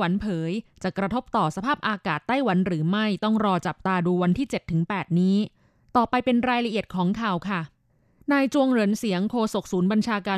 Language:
Thai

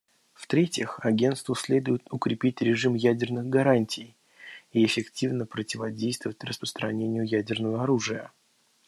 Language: Russian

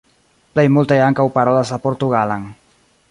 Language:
Esperanto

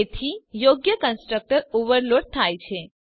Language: Gujarati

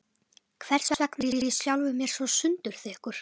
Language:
Icelandic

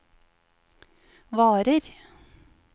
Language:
Norwegian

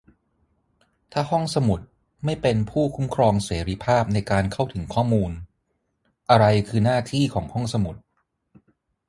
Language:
Thai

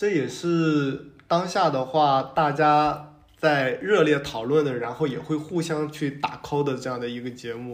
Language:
Chinese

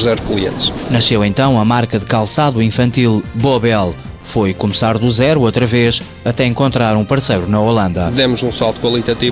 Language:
Portuguese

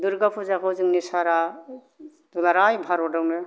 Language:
Bodo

